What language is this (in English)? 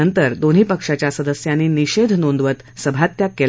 Marathi